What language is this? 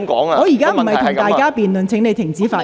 Cantonese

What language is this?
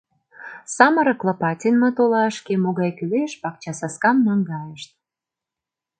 Mari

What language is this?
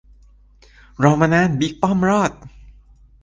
Thai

